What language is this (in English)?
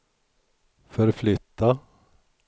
Swedish